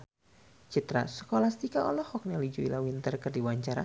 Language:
Sundanese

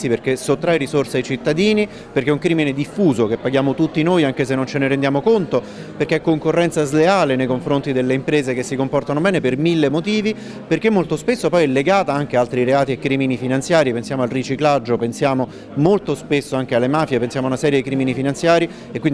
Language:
Italian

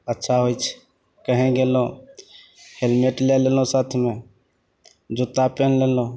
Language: Maithili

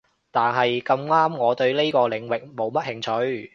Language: Cantonese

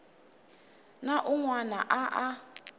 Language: Tsonga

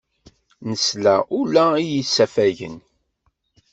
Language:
Kabyle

